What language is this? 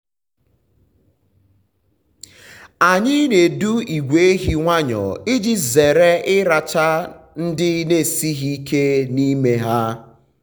Igbo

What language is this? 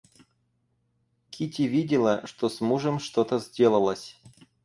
Russian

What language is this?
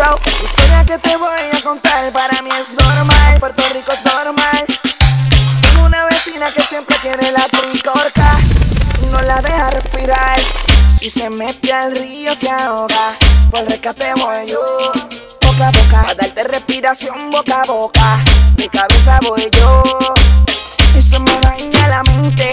Spanish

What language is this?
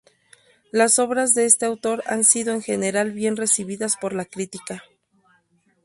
Spanish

